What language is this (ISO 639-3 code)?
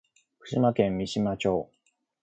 jpn